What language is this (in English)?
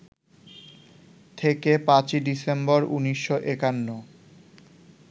Bangla